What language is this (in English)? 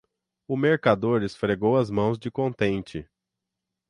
Portuguese